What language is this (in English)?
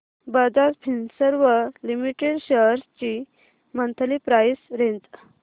Marathi